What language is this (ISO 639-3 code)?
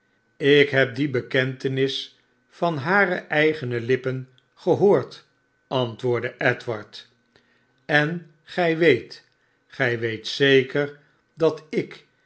nld